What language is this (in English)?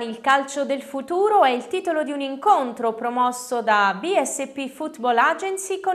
Italian